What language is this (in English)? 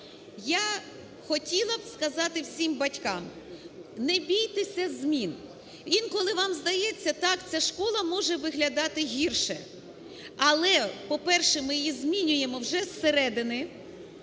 Ukrainian